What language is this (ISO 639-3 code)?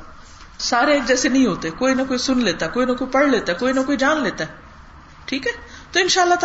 urd